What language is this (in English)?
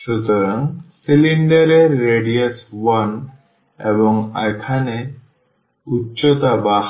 Bangla